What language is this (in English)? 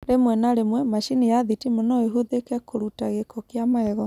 Kikuyu